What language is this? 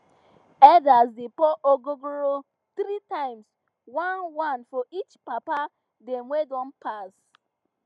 Nigerian Pidgin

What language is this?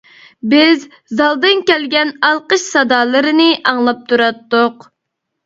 Uyghur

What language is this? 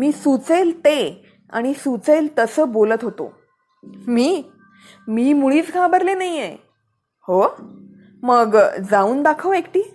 Marathi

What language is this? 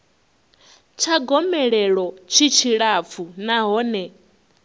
Venda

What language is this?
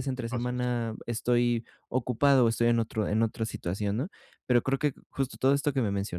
Spanish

